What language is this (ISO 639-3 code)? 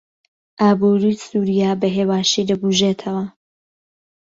ckb